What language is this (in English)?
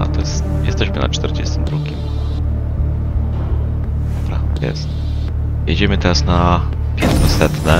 Polish